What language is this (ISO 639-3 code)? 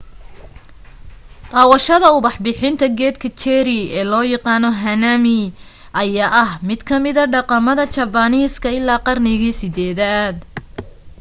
som